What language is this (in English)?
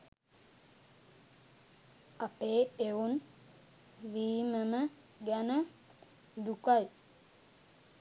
Sinhala